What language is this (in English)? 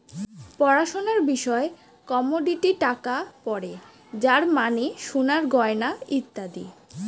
Bangla